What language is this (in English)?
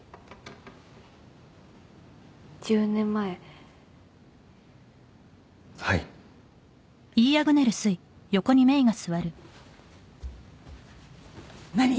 Japanese